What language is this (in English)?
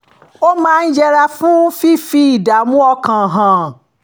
Yoruba